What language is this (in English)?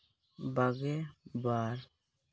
Santali